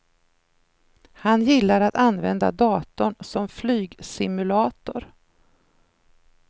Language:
Swedish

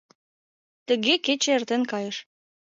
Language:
Mari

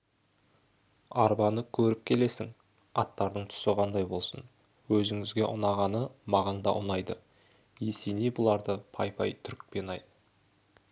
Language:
Kazakh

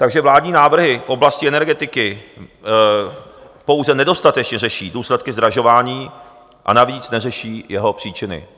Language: Czech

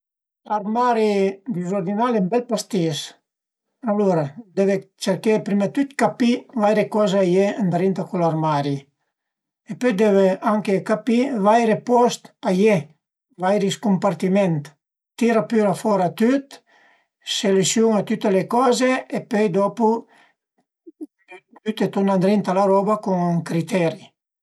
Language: Piedmontese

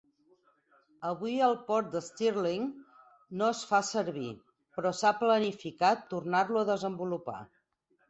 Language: Catalan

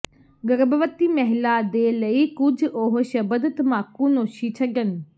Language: Punjabi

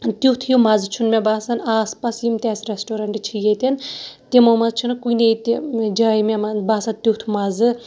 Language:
Kashmiri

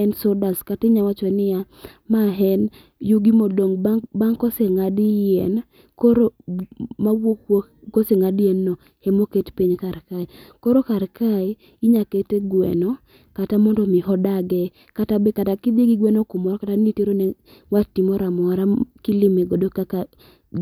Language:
Luo (Kenya and Tanzania)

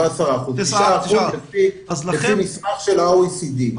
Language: Hebrew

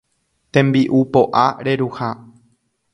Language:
Guarani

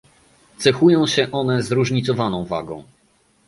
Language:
Polish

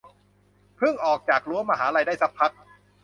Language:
Thai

